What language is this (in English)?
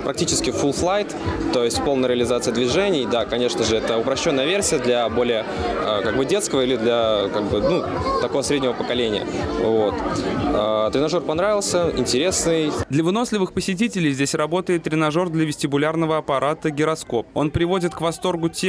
Russian